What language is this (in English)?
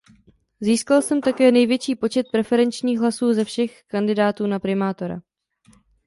Czech